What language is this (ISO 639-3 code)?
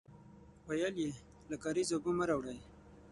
pus